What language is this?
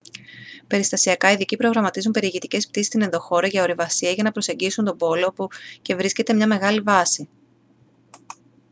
Greek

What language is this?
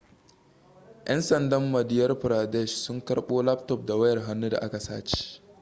Hausa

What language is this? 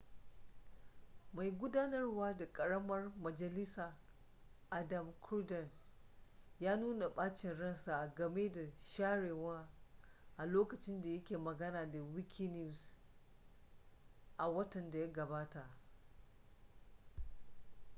Hausa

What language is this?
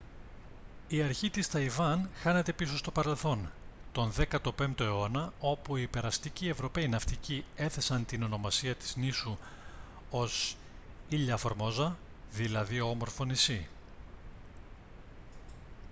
Greek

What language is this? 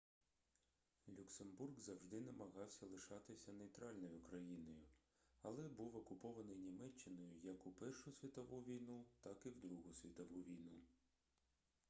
Ukrainian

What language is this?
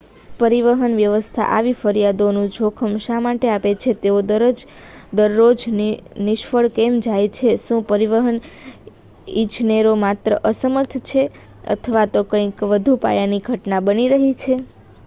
Gujarati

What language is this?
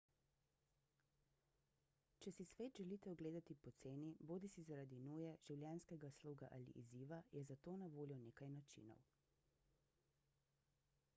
Slovenian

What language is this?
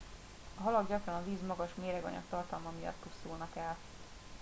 Hungarian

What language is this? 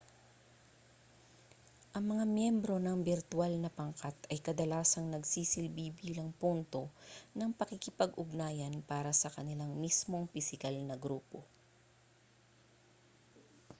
Filipino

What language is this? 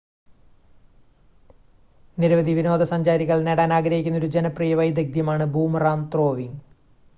Malayalam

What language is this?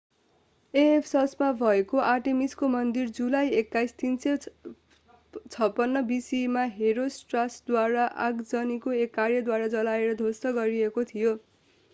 Nepali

